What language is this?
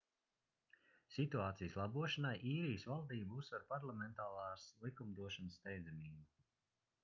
Latvian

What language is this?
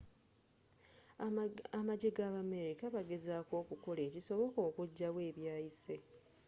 Ganda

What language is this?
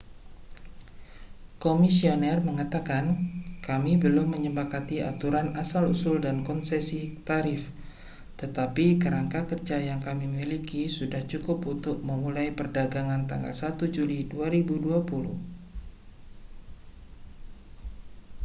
Indonesian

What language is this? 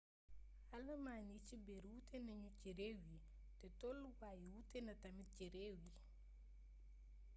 Wolof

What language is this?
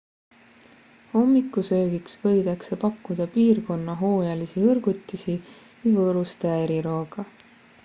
Estonian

